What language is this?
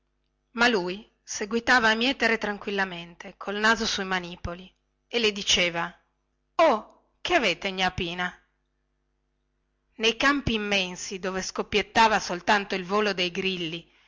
Italian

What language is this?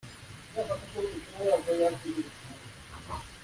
Kinyarwanda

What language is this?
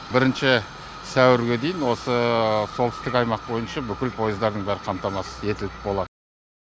Kazakh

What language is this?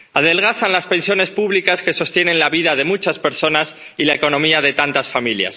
Spanish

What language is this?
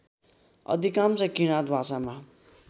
Nepali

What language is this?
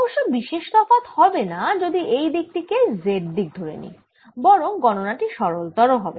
Bangla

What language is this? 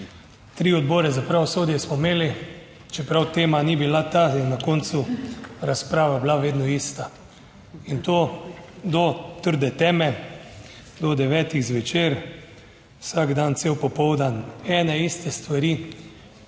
Slovenian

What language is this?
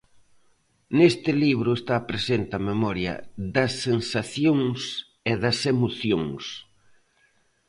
Galician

